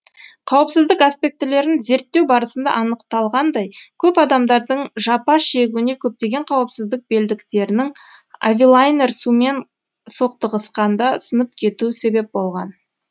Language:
Kazakh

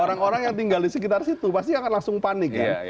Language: Indonesian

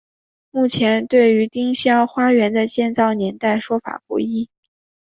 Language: Chinese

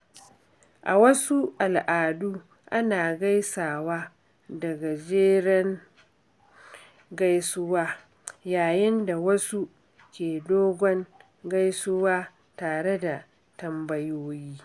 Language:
Hausa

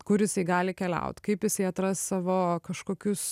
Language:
Lithuanian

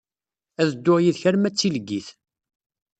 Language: Kabyle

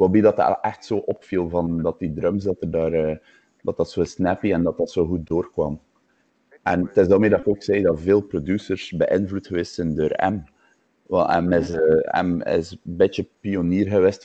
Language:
Dutch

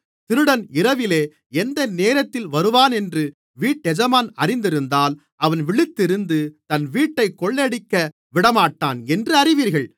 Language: Tamil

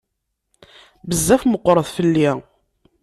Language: Kabyle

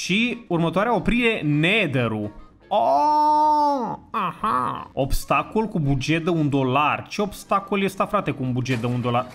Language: Romanian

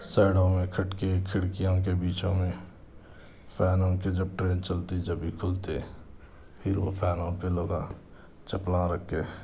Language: Urdu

